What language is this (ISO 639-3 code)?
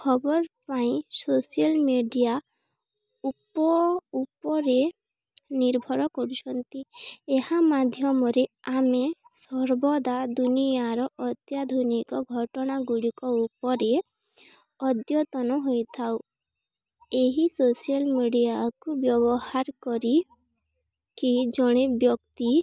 ori